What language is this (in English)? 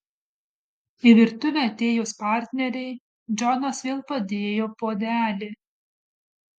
Lithuanian